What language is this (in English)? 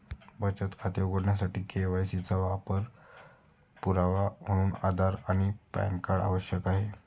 Marathi